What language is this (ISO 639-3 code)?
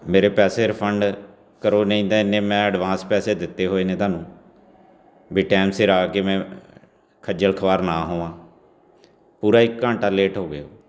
pan